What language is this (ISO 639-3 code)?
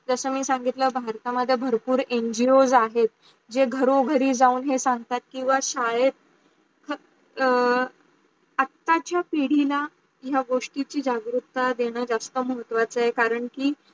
mar